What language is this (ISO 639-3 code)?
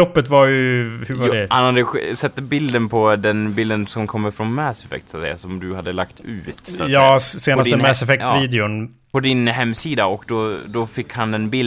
swe